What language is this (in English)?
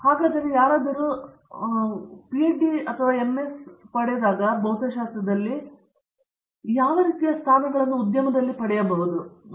Kannada